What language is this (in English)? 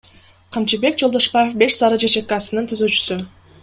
Kyrgyz